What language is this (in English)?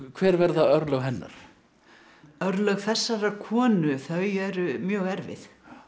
Icelandic